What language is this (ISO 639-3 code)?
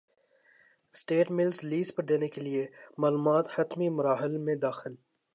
urd